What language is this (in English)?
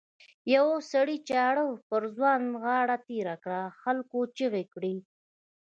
Pashto